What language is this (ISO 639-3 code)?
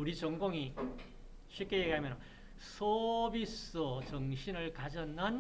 kor